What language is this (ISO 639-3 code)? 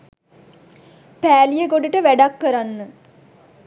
sin